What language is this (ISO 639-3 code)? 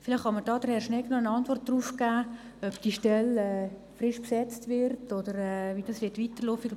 gsw